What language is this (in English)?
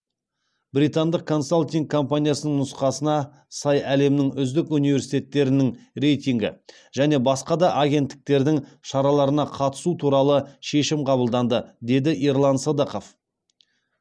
Kazakh